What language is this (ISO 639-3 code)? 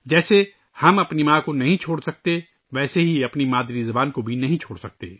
urd